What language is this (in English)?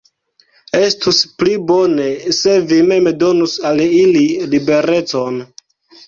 Esperanto